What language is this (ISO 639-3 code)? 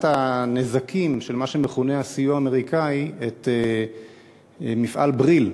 heb